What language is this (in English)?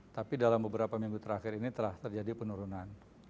Indonesian